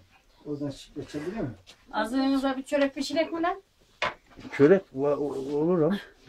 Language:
Turkish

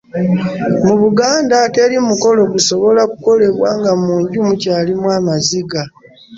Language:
Ganda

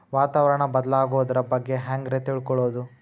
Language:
Kannada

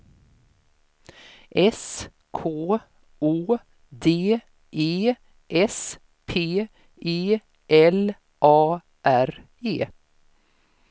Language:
Swedish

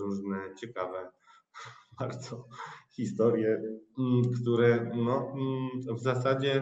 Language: Polish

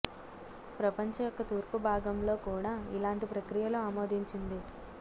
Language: Telugu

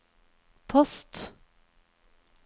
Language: Norwegian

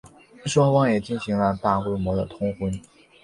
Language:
Chinese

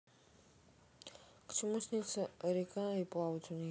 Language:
Russian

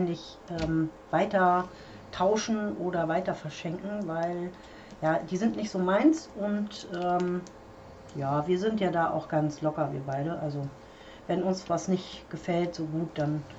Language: German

